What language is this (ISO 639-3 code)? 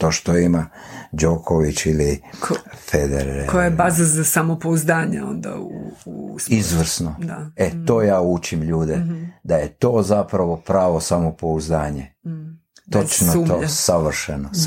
hrv